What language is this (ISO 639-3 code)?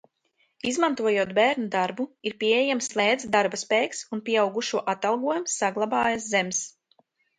lav